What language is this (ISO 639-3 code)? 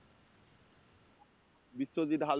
ben